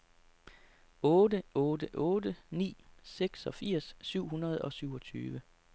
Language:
Danish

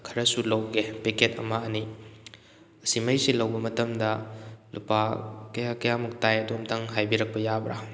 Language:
Manipuri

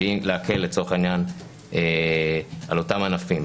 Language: Hebrew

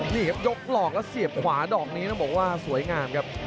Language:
Thai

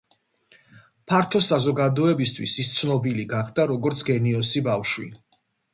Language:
Georgian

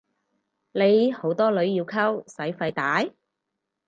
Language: Cantonese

